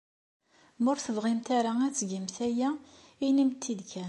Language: Kabyle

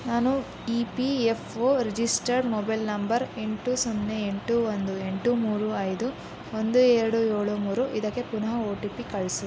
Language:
Kannada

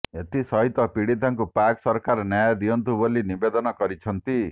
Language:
Odia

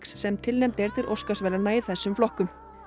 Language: Icelandic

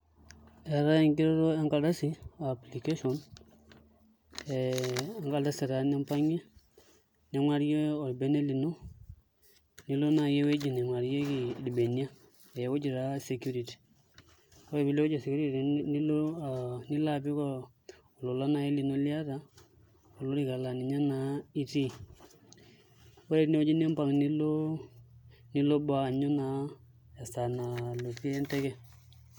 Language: Masai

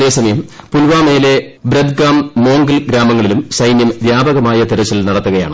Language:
Malayalam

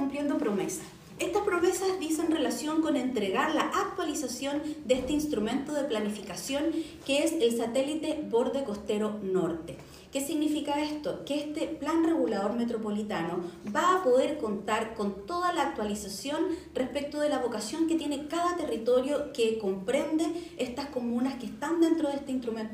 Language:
Spanish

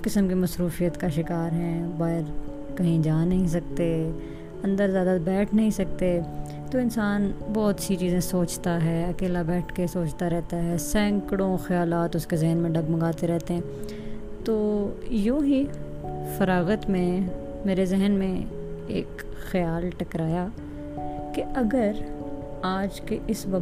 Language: Urdu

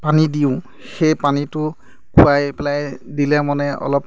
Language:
Assamese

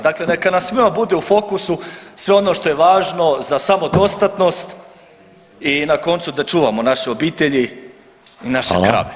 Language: Croatian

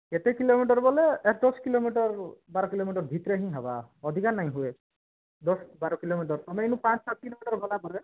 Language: Odia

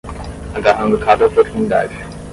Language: Portuguese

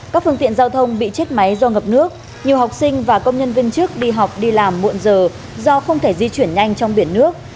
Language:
Vietnamese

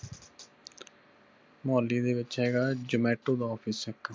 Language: Punjabi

